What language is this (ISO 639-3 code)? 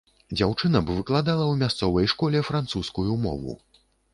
bel